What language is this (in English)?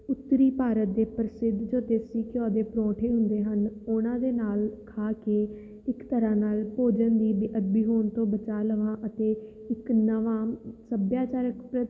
Punjabi